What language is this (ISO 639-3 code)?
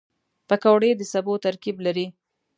pus